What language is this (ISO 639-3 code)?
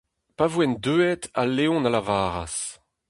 bre